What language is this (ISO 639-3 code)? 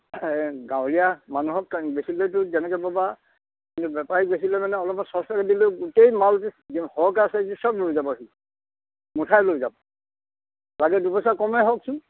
asm